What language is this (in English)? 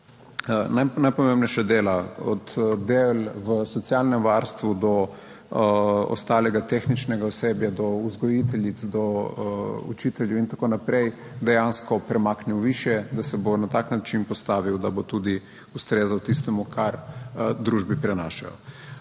Slovenian